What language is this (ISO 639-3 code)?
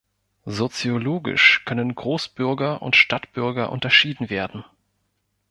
deu